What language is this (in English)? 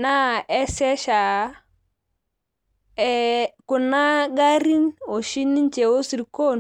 Masai